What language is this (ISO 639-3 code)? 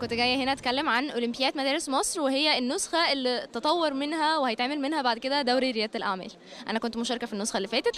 ara